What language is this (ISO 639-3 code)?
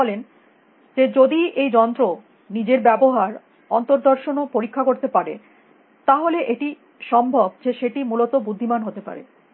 ben